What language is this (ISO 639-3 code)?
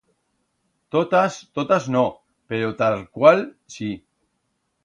arg